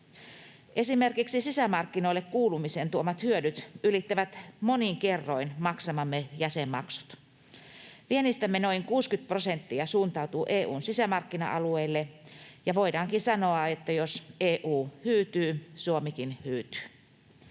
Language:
Finnish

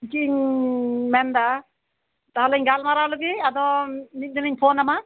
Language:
Santali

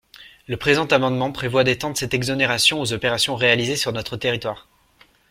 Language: French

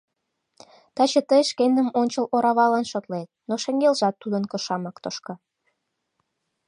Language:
Mari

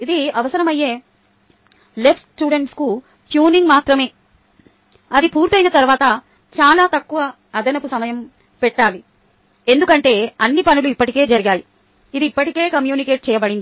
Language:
Telugu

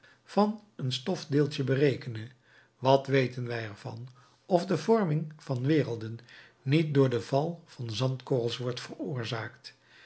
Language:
Dutch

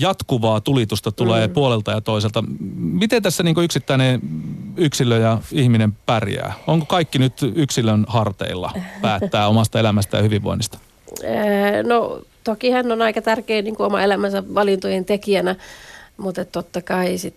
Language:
Finnish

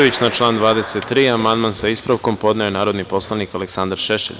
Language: Serbian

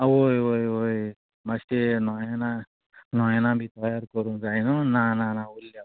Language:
Konkani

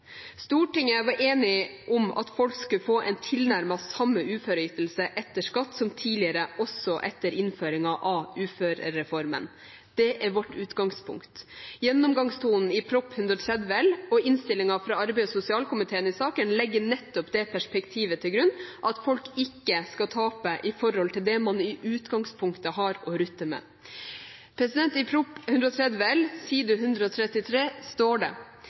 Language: Norwegian Bokmål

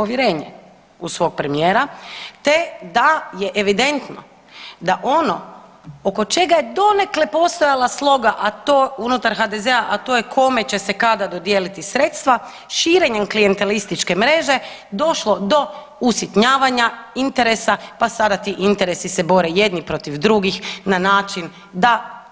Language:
Croatian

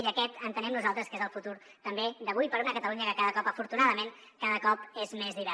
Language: Catalan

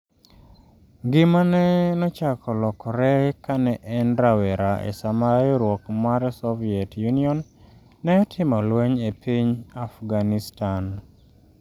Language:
Luo (Kenya and Tanzania)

